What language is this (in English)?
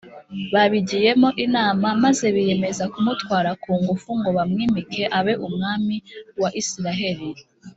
Kinyarwanda